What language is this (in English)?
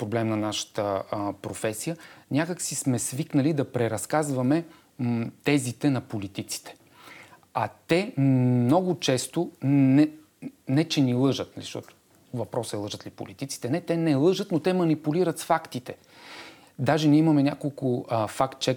Bulgarian